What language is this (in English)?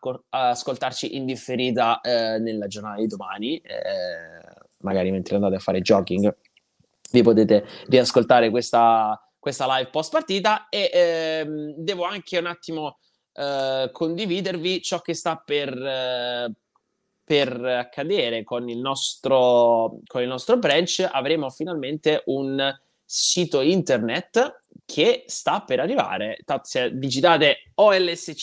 Italian